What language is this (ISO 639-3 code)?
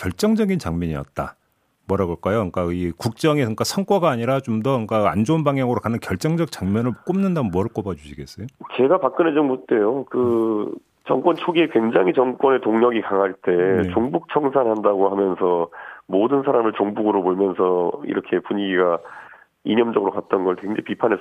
kor